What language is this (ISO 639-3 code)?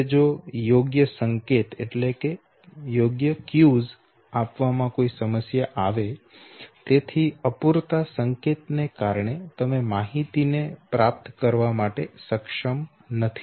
guj